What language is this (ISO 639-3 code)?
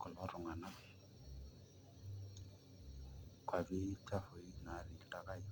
mas